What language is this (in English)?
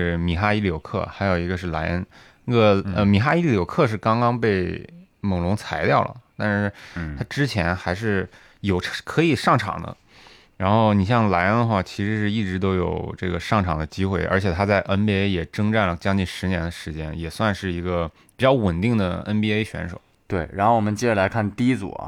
Chinese